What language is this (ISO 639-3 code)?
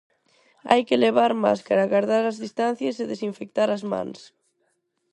glg